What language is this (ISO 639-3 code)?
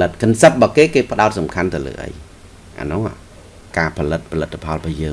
vie